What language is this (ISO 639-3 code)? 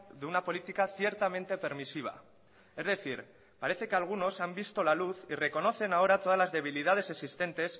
spa